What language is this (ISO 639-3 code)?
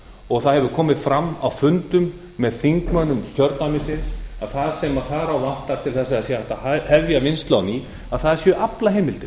isl